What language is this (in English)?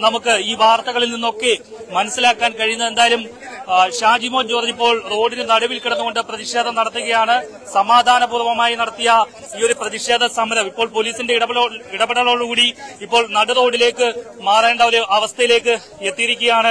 Arabic